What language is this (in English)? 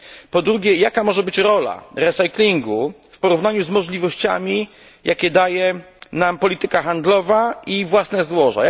Polish